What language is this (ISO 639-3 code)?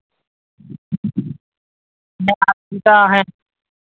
sat